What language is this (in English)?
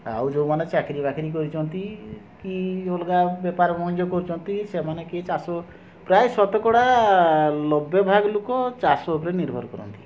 Odia